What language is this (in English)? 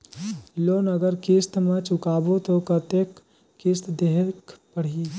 Chhattisgarhi